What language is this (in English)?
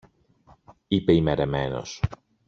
Greek